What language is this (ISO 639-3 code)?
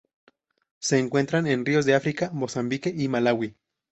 spa